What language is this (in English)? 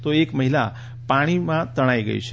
Gujarati